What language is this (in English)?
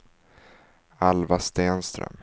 Swedish